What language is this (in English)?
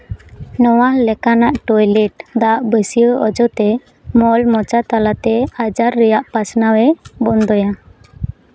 Santali